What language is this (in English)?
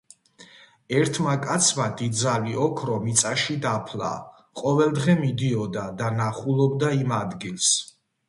Georgian